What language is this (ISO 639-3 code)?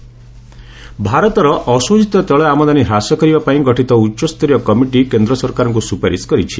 ori